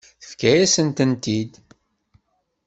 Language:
Kabyle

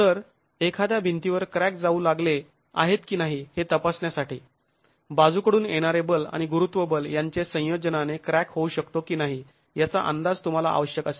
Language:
Marathi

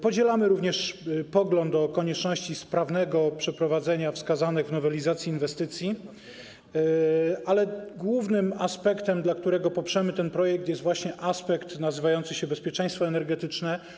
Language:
Polish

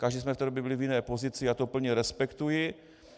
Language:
Czech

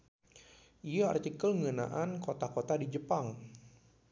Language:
Sundanese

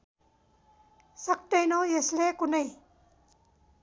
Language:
Nepali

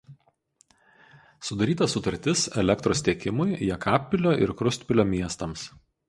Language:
Lithuanian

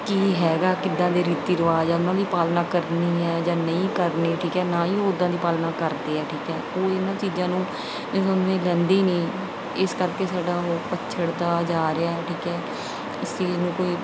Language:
Punjabi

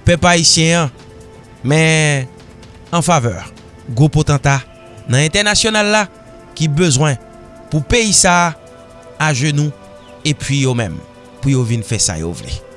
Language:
French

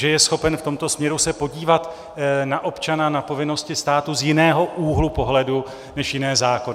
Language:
Czech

